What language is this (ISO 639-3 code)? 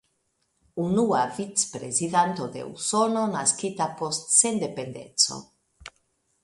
epo